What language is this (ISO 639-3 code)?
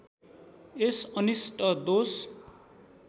nep